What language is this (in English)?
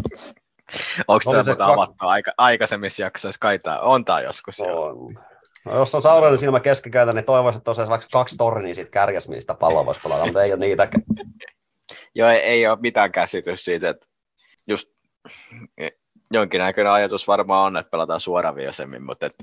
Finnish